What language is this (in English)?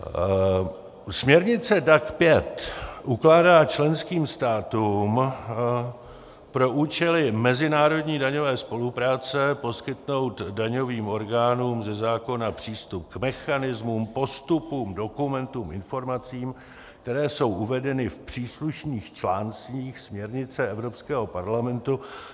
Czech